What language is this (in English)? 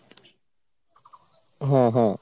Bangla